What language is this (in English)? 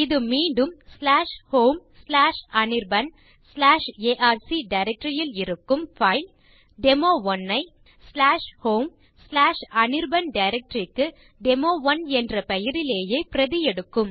Tamil